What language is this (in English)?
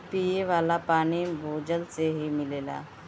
Bhojpuri